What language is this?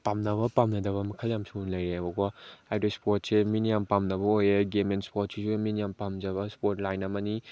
Manipuri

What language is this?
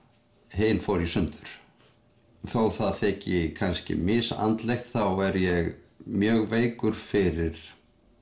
Icelandic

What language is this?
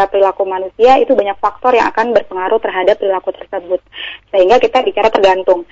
Indonesian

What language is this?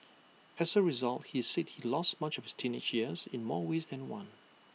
English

